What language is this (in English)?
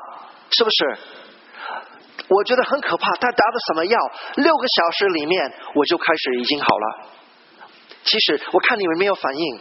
Chinese